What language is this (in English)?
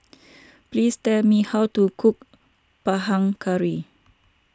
English